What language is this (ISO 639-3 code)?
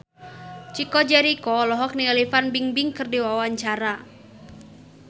sun